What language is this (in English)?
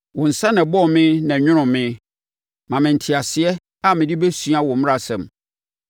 Akan